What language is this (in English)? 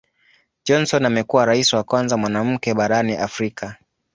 Swahili